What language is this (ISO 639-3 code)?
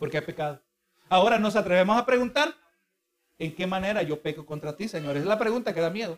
spa